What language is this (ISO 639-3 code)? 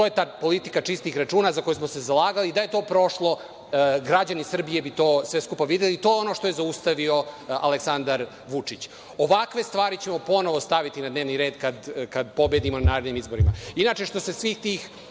srp